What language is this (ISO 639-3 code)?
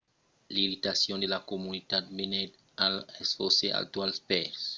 oci